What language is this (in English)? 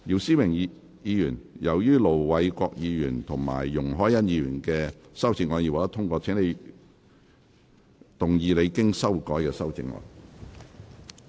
Cantonese